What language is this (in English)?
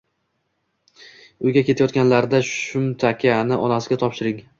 Uzbek